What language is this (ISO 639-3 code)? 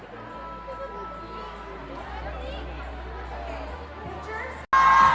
tha